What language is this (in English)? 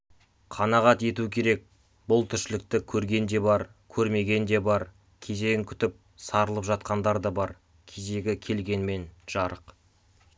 Kazakh